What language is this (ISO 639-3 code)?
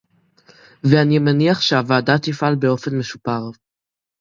heb